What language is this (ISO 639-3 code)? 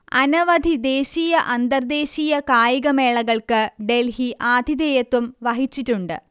mal